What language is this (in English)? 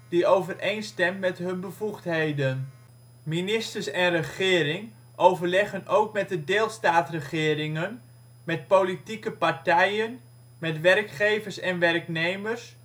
Dutch